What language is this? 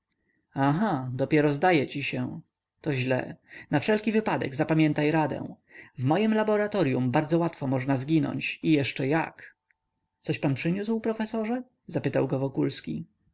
Polish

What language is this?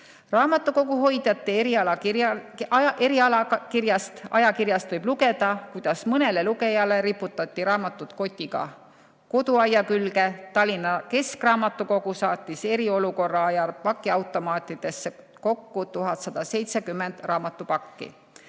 Estonian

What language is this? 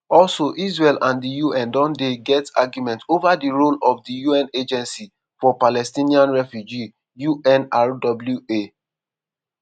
Nigerian Pidgin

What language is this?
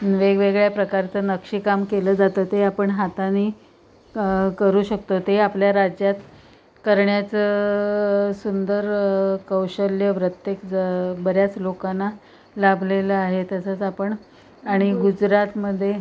Marathi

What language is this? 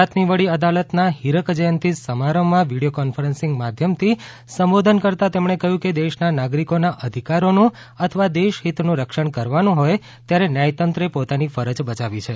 Gujarati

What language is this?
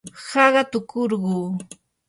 Yanahuanca Pasco Quechua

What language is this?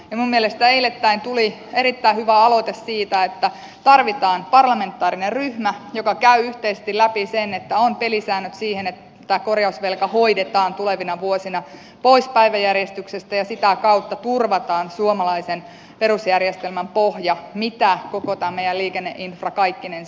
Finnish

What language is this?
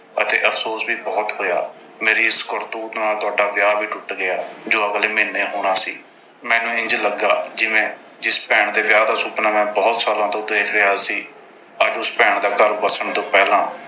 Punjabi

